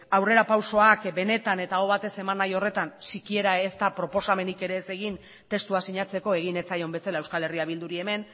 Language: Basque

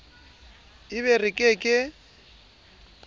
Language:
Southern Sotho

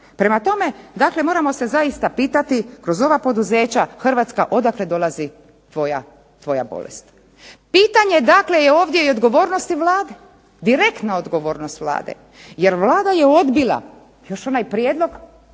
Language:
Croatian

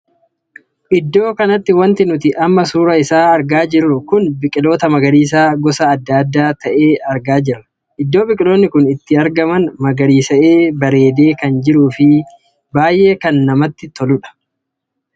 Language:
Oromo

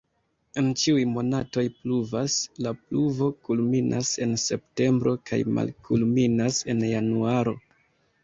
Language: Esperanto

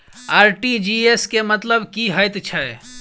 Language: Maithili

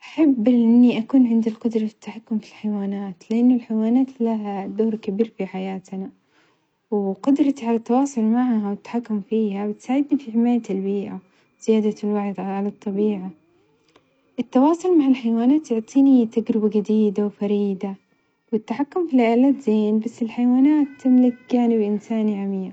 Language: Omani Arabic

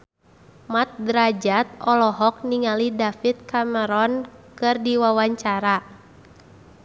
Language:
Sundanese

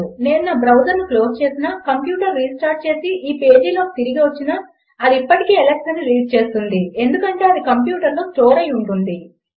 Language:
Telugu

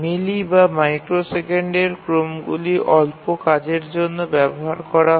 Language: Bangla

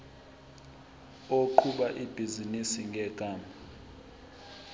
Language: Zulu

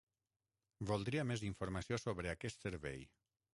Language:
Catalan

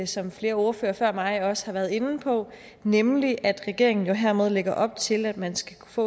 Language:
Danish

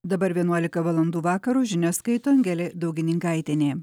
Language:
Lithuanian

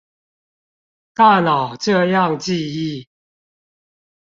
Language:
Chinese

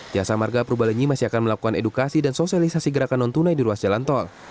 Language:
Indonesian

